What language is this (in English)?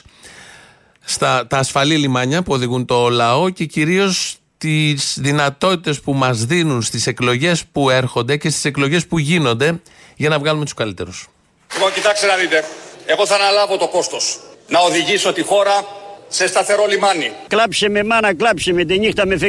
Greek